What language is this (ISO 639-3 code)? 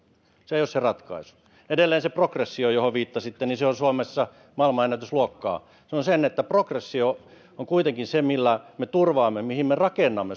fin